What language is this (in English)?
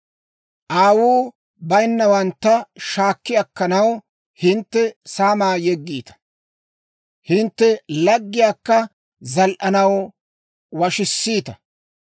Dawro